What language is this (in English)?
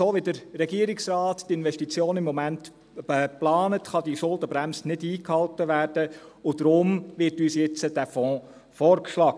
Swiss German